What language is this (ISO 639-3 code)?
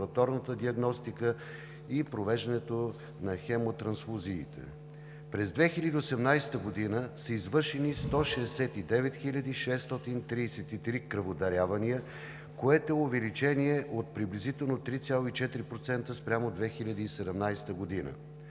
bul